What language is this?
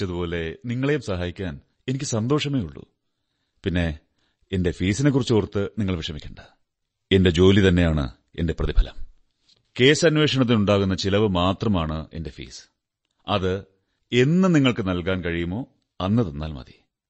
Malayalam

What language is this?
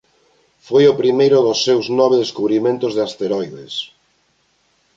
Galician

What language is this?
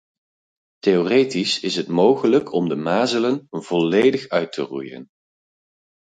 Dutch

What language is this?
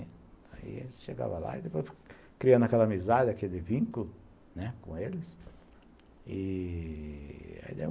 Portuguese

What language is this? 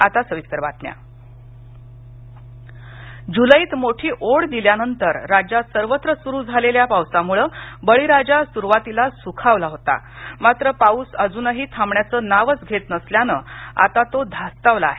Marathi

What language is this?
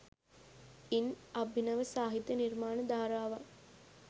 Sinhala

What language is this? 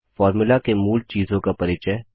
Hindi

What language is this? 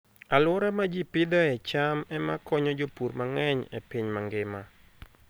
Luo (Kenya and Tanzania)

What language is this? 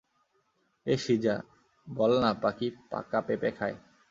Bangla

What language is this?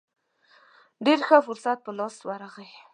Pashto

